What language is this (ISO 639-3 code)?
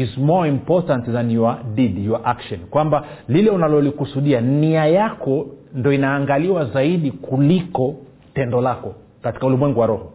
swa